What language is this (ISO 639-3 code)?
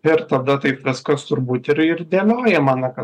lit